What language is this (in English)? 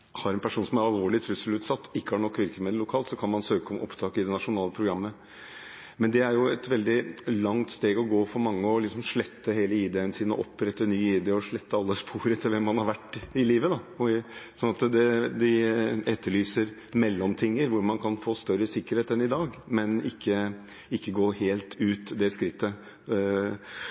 Norwegian Bokmål